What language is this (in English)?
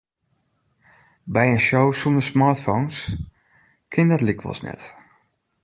Western Frisian